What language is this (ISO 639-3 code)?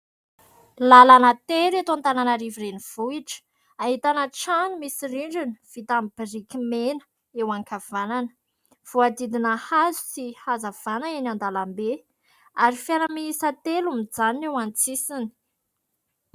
mlg